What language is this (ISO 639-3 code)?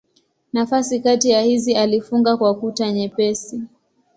swa